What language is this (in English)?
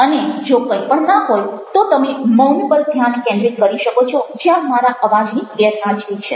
Gujarati